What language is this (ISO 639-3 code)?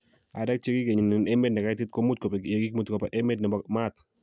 kln